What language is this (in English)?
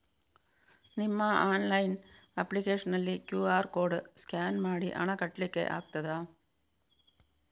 Kannada